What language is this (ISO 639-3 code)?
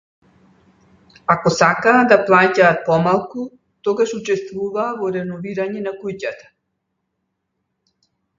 mkd